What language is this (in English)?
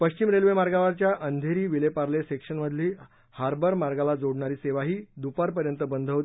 Marathi